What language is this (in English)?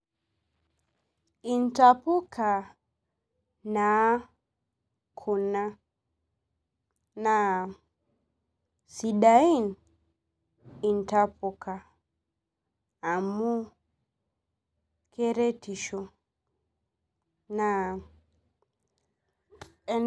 Masai